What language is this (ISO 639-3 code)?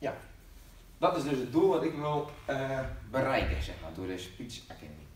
nld